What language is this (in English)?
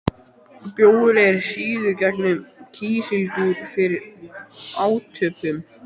Icelandic